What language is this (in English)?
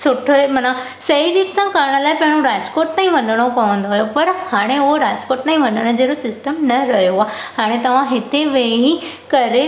Sindhi